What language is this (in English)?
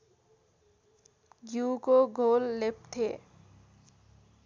Nepali